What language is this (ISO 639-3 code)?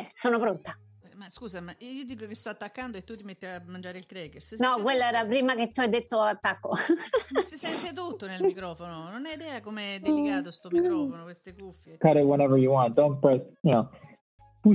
ita